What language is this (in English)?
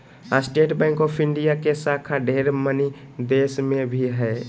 Magahi